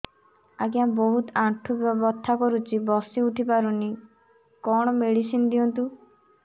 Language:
Odia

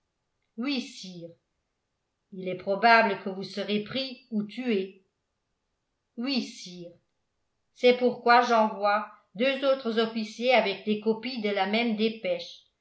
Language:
French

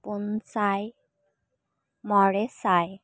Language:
Santali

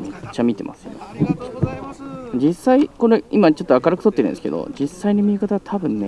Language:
Japanese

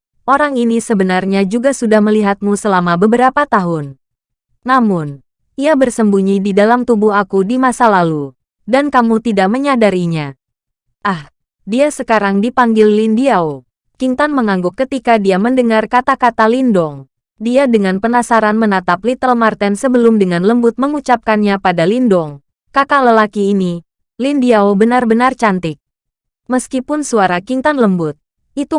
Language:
Indonesian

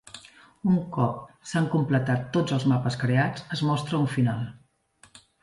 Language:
Catalan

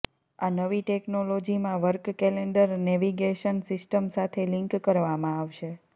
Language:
Gujarati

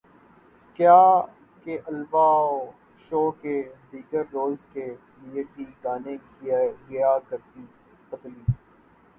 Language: Urdu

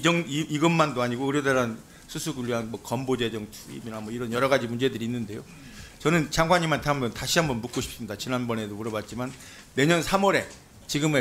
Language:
Korean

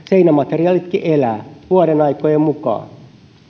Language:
Finnish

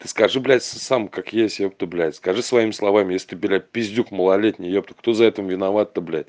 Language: Russian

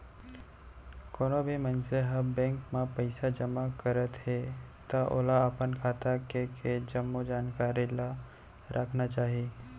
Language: Chhattisgarhi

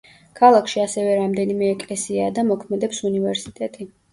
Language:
Georgian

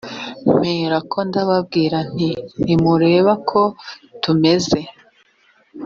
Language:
Kinyarwanda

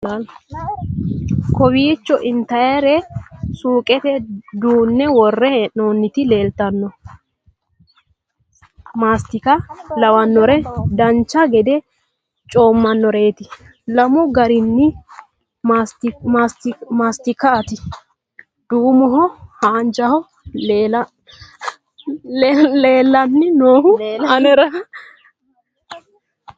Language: Sidamo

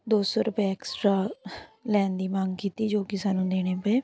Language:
Punjabi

